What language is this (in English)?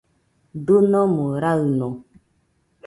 Nüpode Huitoto